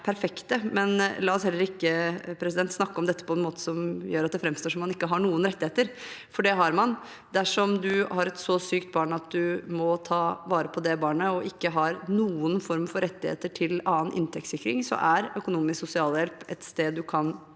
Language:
Norwegian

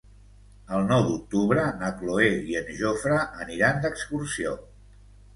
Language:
Catalan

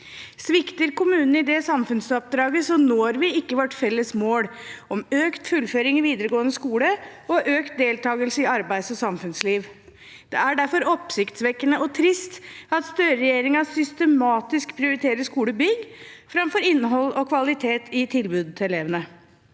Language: Norwegian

